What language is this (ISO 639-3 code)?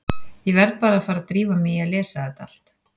isl